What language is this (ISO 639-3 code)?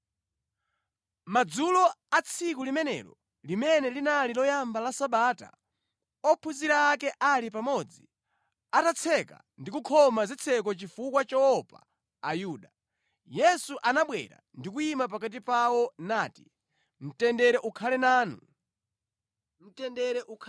nya